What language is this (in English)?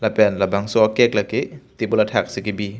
Karbi